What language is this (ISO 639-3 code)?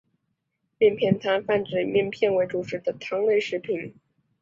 zho